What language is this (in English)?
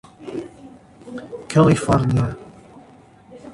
Portuguese